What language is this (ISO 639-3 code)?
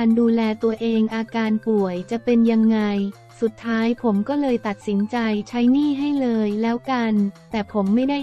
tha